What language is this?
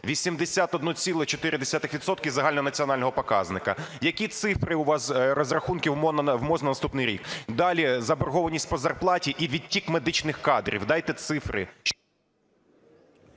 Ukrainian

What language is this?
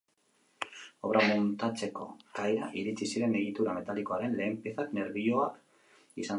Basque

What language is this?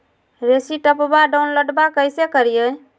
Magahi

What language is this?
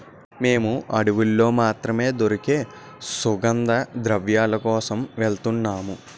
Telugu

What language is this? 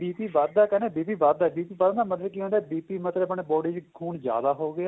Punjabi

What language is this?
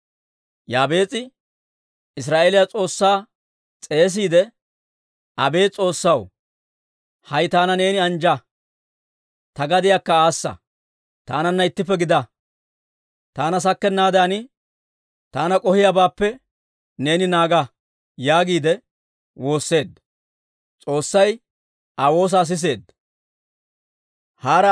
Dawro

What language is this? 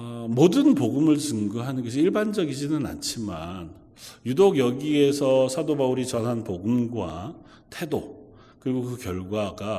Korean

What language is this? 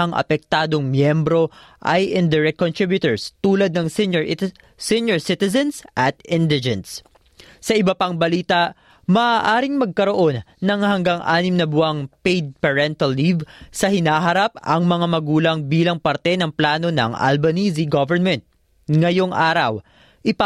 Filipino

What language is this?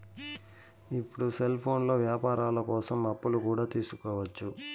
Telugu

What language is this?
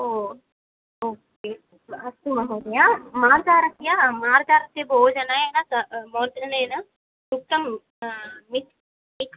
Sanskrit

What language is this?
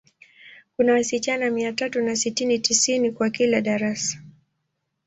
Swahili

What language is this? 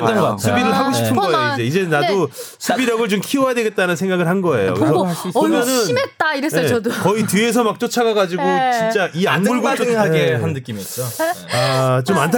Korean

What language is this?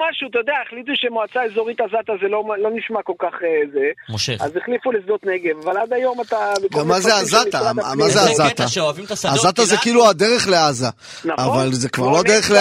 Hebrew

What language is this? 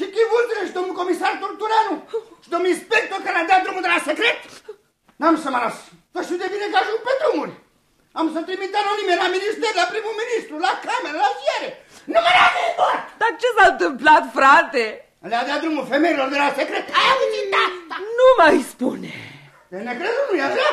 Romanian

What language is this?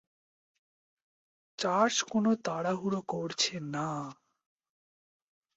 Bangla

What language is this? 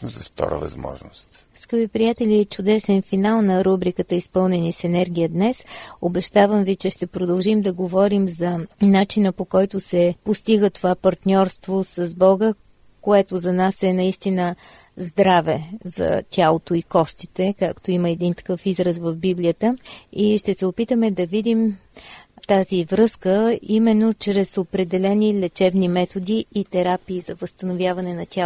Bulgarian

